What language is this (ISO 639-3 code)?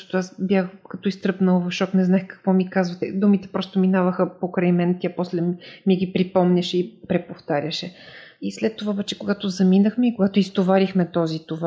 bul